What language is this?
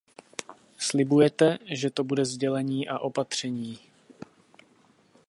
Czech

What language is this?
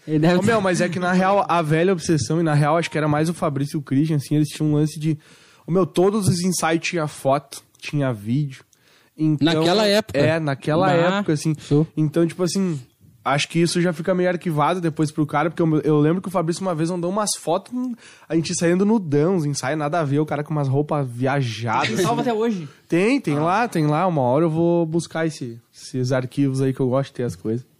Portuguese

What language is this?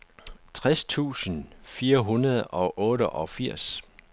Danish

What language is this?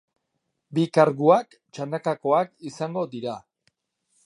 Basque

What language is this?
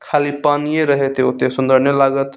Maithili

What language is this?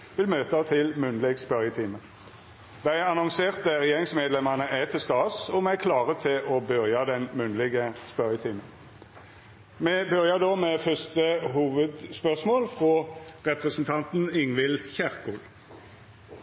Norwegian Nynorsk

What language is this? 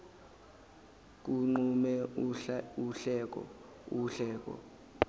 Zulu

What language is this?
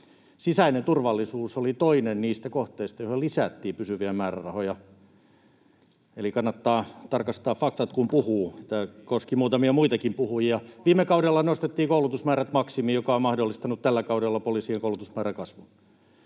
Finnish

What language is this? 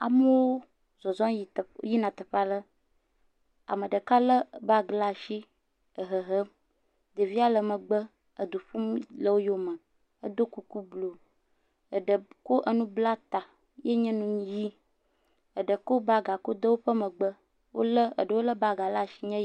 Ewe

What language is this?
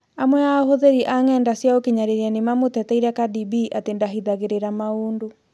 Kikuyu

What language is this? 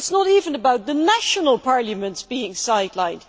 English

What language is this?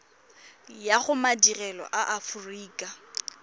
Tswana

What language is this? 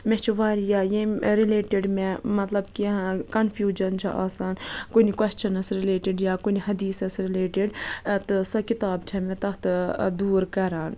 Kashmiri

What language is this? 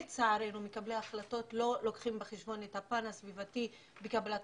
Hebrew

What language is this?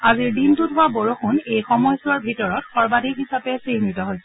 Assamese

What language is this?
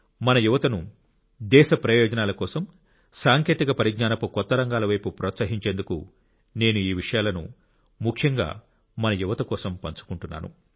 Telugu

